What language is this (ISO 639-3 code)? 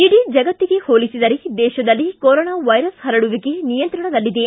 kan